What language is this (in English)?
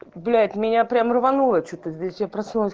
Russian